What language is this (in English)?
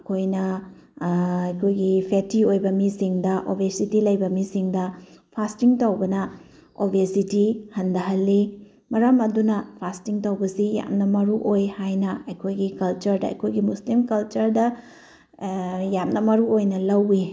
Manipuri